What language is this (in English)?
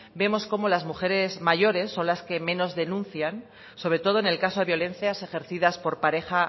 Spanish